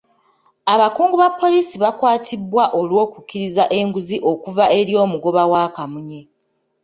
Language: Ganda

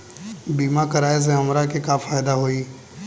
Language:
Bhojpuri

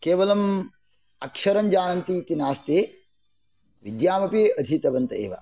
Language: Sanskrit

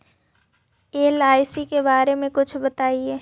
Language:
Magahi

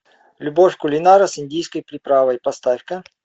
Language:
Russian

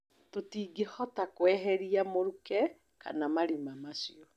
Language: Kikuyu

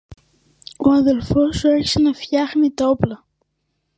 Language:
Greek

